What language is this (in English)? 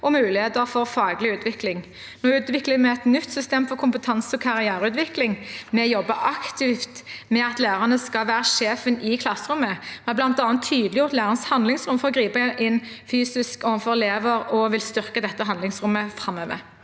Norwegian